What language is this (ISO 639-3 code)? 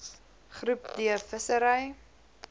afr